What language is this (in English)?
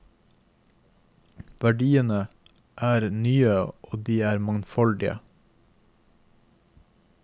Norwegian